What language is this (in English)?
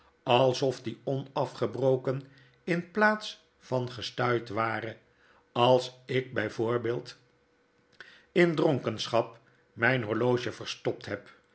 Dutch